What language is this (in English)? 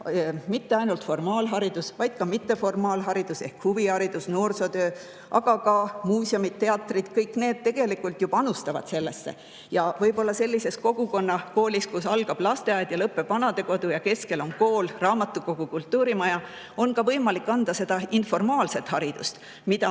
Estonian